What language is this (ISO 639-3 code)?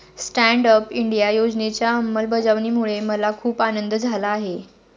mar